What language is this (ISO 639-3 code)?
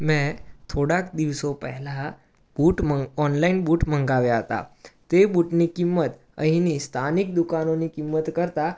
guj